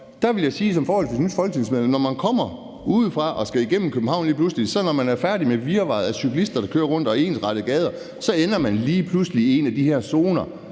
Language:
Danish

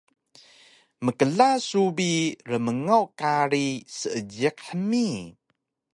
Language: Taroko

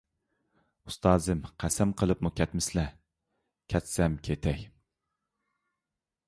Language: Uyghur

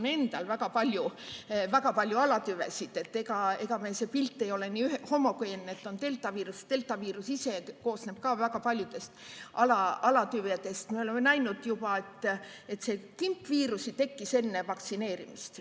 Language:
Estonian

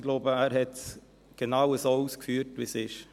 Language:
Swiss German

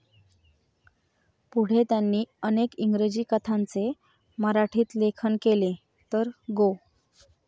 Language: Marathi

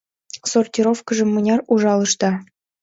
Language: Mari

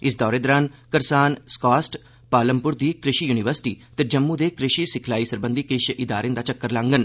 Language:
Dogri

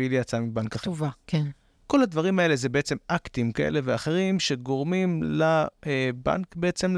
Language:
Hebrew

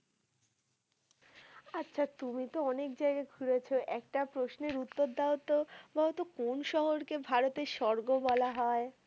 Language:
Bangla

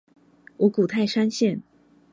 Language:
Chinese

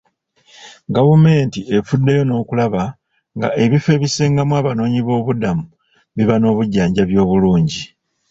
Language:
Ganda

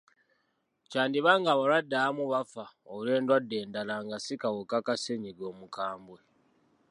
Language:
Ganda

